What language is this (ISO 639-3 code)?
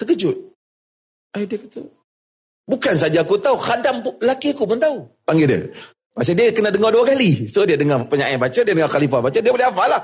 msa